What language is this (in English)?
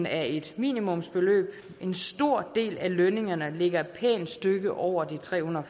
Danish